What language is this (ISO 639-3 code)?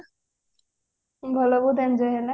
ori